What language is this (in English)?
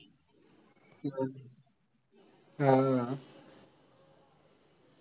Marathi